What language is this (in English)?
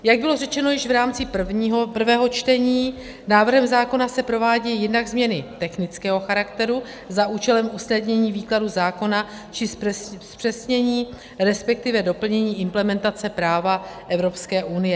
Czech